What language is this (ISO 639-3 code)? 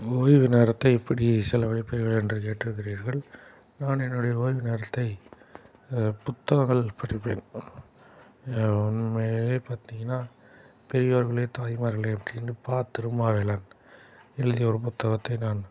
tam